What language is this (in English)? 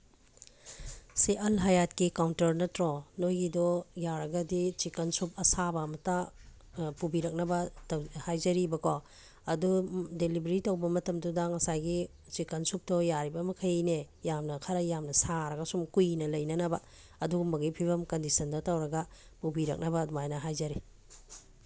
Manipuri